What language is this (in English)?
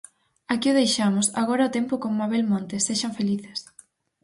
Galician